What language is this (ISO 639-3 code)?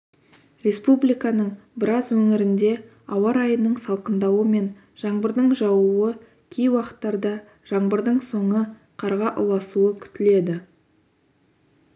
kaz